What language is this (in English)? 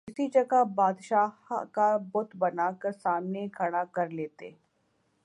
Urdu